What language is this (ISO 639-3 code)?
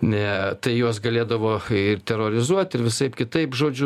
lit